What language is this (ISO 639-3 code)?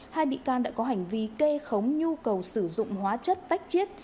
vie